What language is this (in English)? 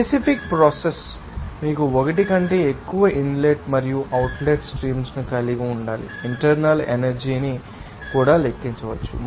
Telugu